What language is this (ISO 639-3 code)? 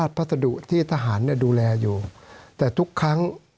tha